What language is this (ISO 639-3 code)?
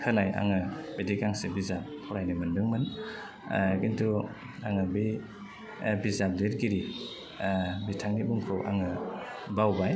brx